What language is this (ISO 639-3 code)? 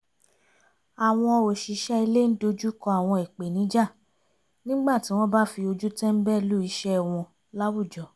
yor